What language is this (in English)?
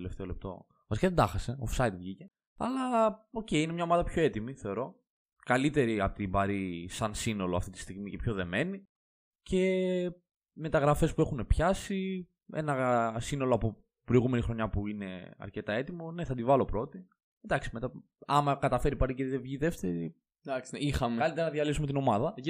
Greek